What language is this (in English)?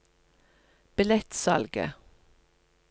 Norwegian